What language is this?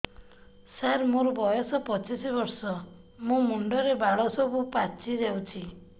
Odia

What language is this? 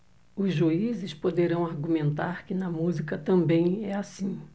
Portuguese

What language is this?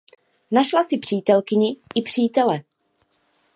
Czech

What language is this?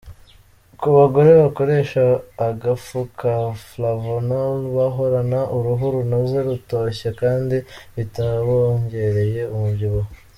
Kinyarwanda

